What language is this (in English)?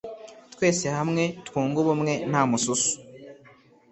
Kinyarwanda